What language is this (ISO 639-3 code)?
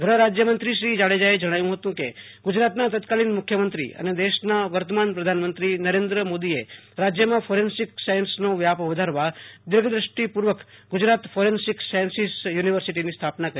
guj